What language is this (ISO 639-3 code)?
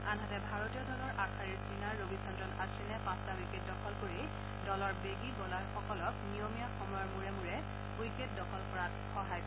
asm